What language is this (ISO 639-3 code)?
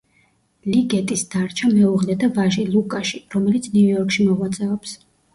kat